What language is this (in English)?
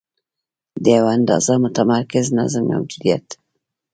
Pashto